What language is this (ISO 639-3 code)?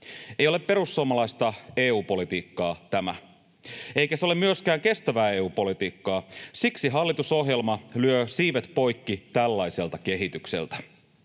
fin